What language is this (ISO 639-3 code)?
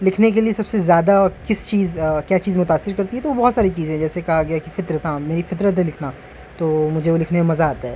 urd